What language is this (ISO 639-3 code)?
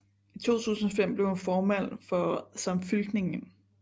dan